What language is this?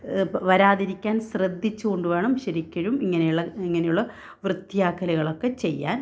Malayalam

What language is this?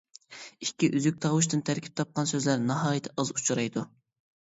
Uyghur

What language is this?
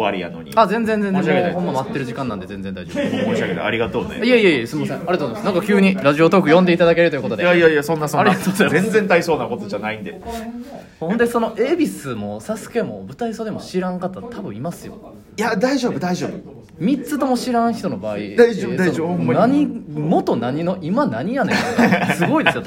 Japanese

